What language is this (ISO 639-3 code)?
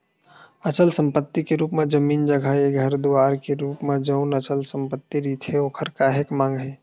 hne